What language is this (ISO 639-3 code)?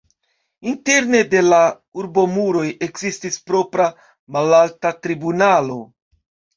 epo